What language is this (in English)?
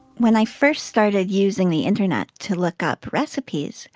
English